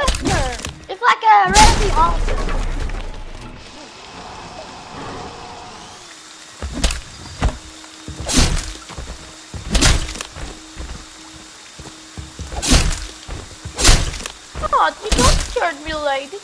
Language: English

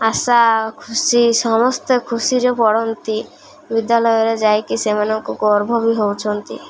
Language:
Odia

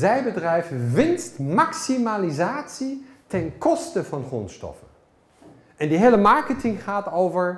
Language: Dutch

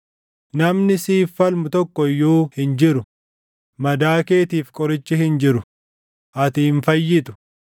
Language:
Oromo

